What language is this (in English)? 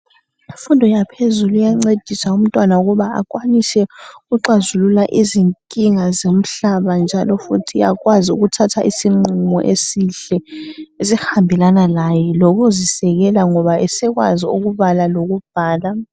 North Ndebele